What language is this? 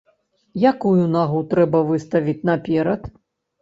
Belarusian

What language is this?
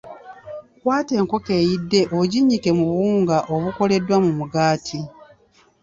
Ganda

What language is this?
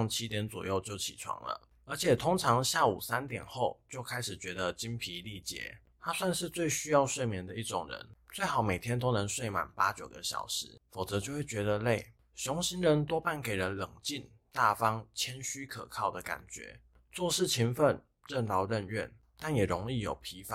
Chinese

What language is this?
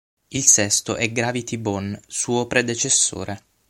Italian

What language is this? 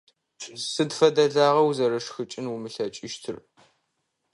Adyghe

